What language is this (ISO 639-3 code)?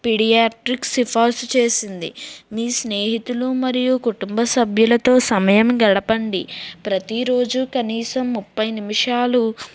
tel